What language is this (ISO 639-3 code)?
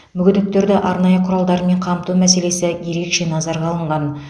kaz